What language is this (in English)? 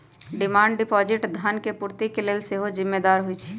Magahi